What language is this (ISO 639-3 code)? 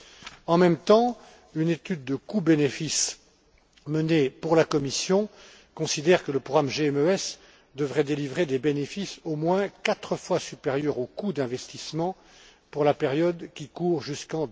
fra